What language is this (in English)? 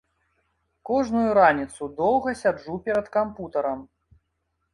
Belarusian